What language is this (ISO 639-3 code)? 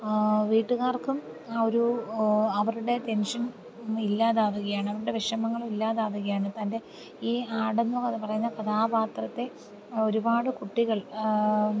mal